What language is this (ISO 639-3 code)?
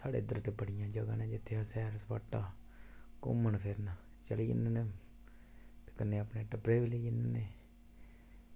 doi